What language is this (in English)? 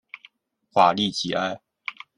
Chinese